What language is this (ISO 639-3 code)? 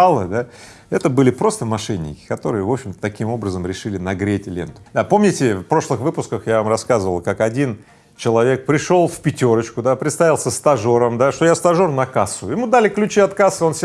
rus